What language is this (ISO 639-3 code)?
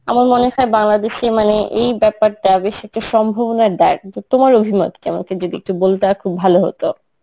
ben